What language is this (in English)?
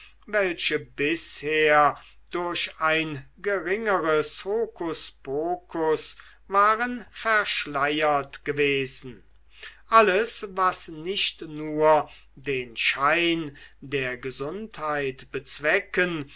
German